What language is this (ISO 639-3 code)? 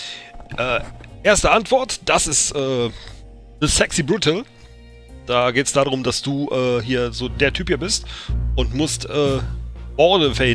deu